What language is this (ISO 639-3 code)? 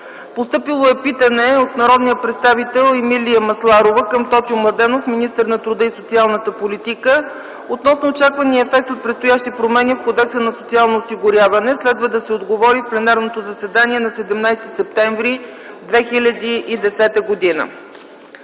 bul